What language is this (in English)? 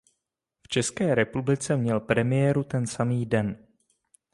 Czech